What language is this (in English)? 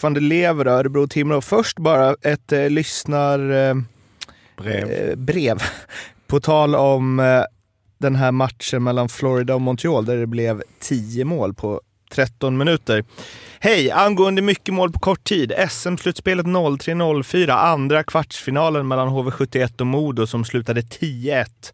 Swedish